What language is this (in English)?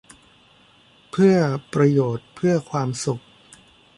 Thai